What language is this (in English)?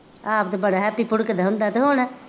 Punjabi